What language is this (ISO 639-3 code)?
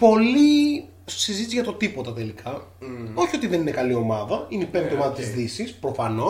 ell